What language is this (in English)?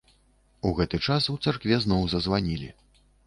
Belarusian